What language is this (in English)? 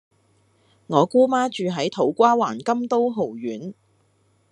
Cantonese